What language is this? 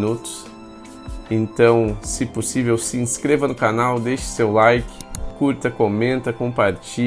Portuguese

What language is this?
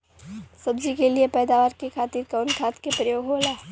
Bhojpuri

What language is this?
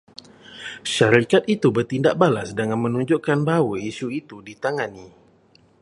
Malay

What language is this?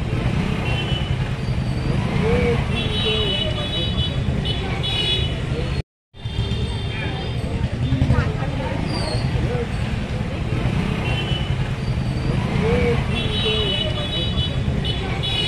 Indonesian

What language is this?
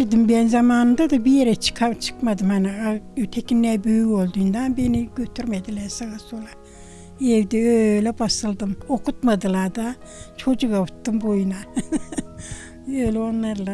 Turkish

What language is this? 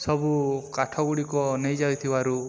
Odia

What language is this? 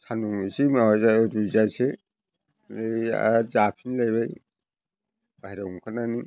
Bodo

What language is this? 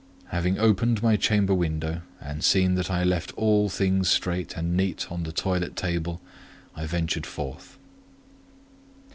English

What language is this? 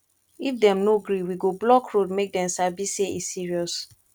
Nigerian Pidgin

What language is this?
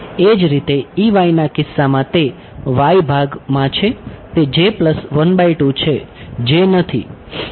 Gujarati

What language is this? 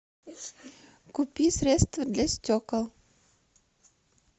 Russian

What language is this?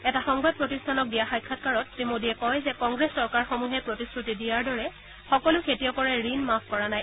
Assamese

